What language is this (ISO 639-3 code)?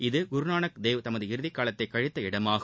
tam